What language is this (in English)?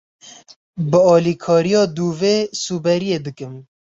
Kurdish